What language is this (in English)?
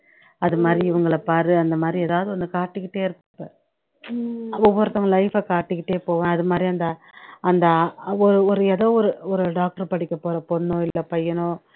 Tamil